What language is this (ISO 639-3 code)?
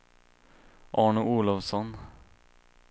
swe